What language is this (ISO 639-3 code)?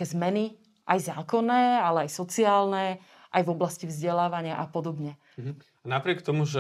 slk